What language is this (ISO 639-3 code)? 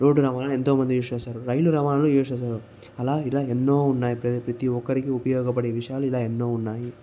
tel